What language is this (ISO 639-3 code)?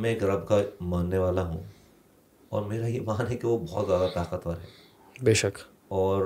urd